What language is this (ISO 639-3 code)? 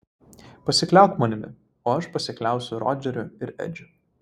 lit